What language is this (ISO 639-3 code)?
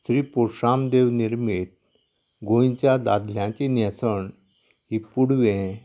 kok